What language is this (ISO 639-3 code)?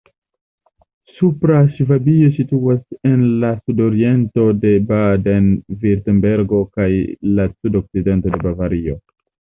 epo